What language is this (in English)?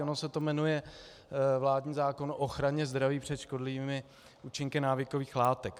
Czech